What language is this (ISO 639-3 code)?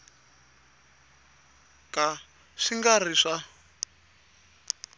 tso